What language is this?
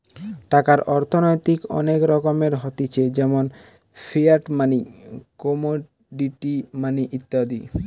Bangla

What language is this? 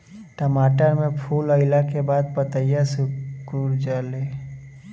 Bhojpuri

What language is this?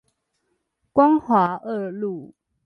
Chinese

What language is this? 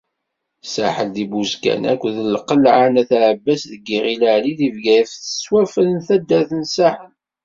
Kabyle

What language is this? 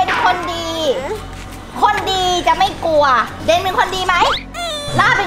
Thai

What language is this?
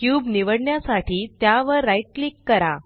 Marathi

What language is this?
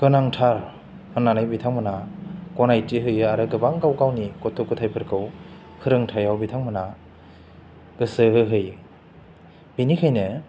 Bodo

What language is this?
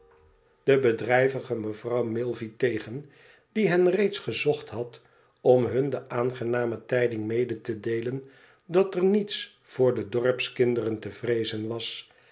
Dutch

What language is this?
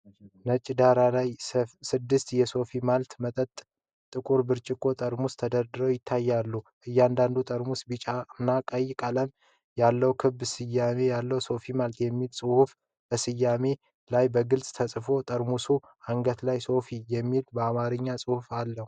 Amharic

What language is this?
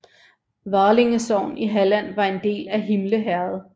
Danish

